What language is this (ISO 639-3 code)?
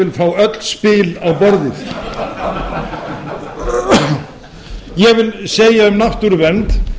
isl